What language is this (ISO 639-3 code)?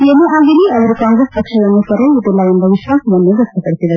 kan